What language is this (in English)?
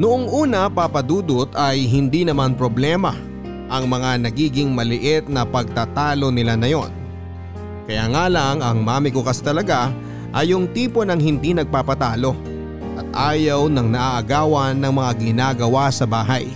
Filipino